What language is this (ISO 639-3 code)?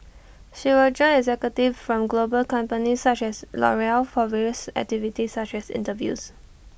eng